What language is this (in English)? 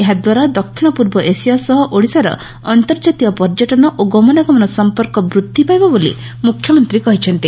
Odia